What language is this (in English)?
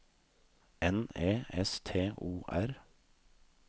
Norwegian